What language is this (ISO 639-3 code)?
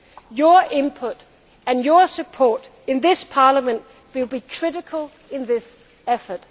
eng